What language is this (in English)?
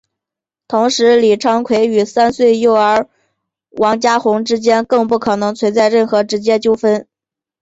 Chinese